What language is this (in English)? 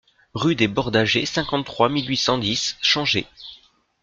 French